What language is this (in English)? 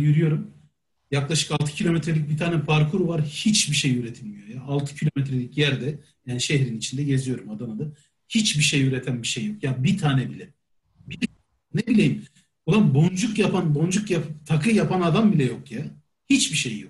Turkish